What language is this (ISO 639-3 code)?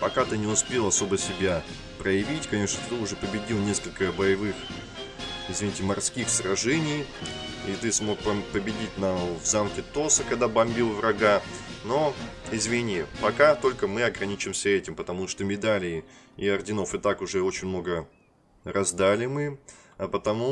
rus